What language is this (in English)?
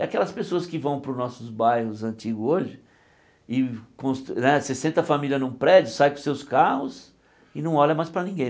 Portuguese